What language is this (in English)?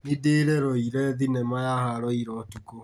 Kikuyu